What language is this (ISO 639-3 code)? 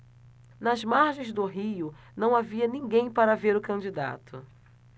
por